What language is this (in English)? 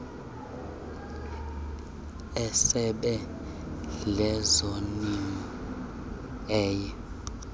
Xhosa